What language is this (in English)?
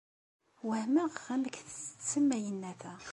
Kabyle